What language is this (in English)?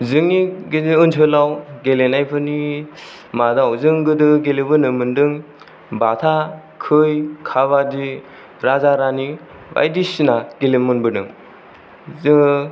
Bodo